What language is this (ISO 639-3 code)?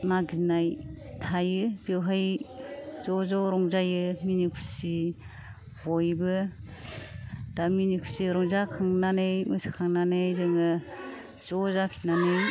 brx